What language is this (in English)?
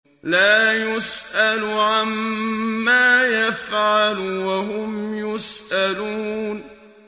Arabic